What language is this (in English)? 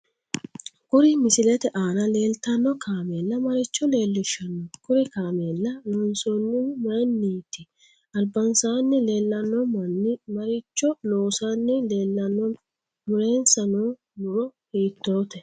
Sidamo